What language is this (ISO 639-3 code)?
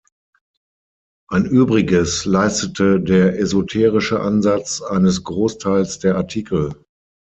deu